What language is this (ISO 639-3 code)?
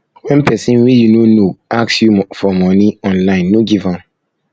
pcm